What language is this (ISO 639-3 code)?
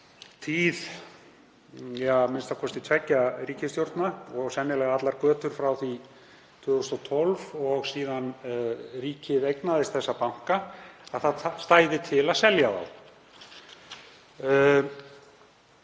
isl